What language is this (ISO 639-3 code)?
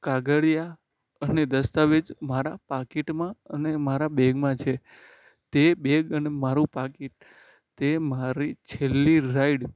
guj